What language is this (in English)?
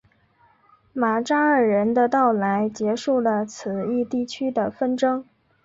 Chinese